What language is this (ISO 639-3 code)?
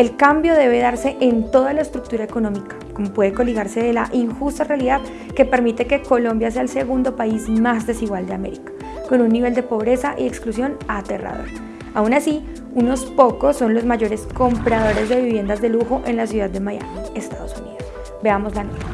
spa